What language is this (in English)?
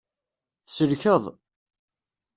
Kabyle